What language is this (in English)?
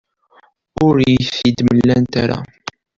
Kabyle